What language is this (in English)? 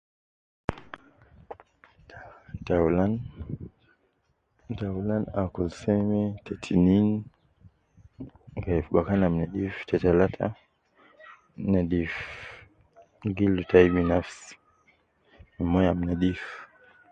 Nubi